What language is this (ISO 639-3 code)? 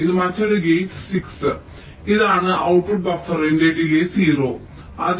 mal